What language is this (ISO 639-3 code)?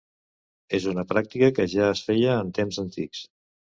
cat